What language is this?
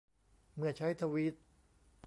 Thai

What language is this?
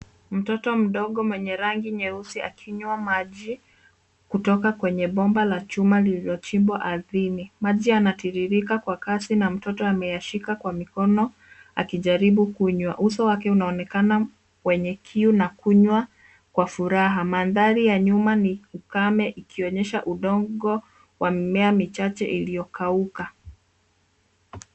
Swahili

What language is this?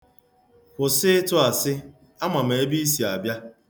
Igbo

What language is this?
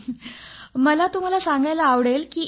Marathi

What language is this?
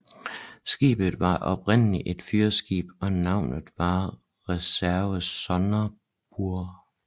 Danish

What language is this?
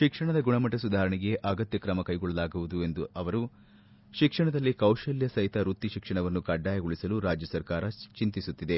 Kannada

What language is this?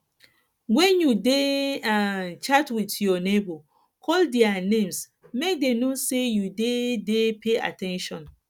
Nigerian Pidgin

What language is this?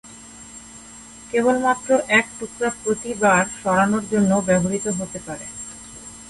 Bangla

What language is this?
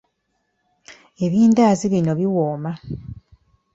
Ganda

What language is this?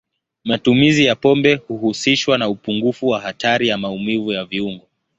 Swahili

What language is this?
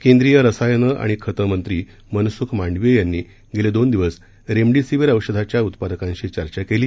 Marathi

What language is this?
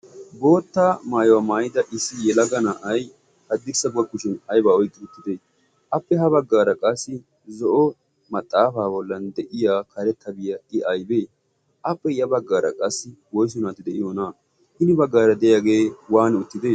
Wolaytta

